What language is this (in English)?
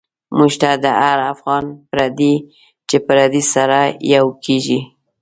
Pashto